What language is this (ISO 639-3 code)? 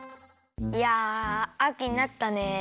jpn